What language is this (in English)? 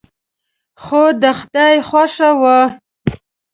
Pashto